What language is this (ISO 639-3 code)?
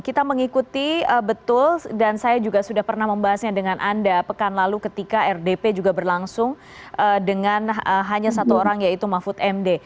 ind